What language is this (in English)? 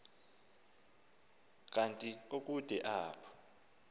Xhosa